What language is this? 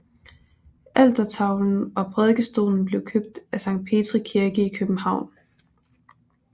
Danish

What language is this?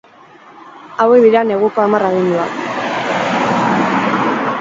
Basque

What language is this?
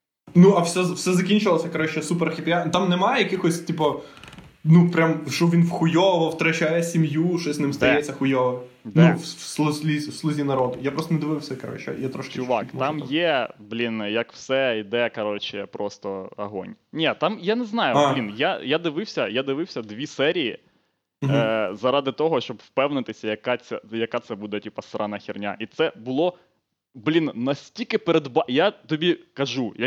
Ukrainian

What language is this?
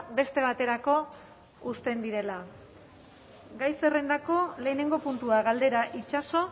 Basque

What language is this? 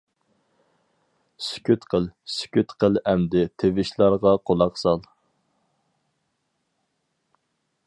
Uyghur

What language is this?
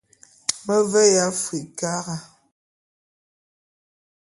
Bulu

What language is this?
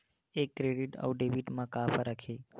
Chhattisgarhi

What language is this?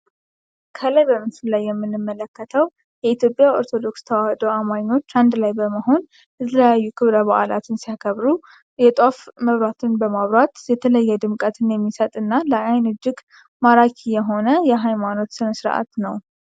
Amharic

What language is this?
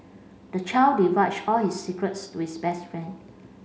English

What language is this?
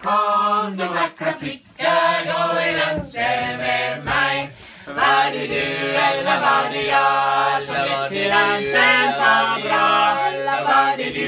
Vietnamese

